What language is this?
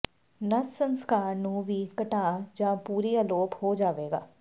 Punjabi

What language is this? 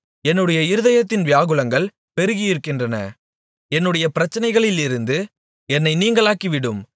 Tamil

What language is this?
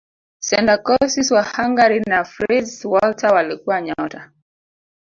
Swahili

